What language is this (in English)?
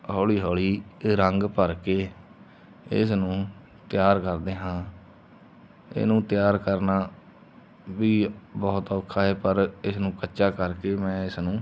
Punjabi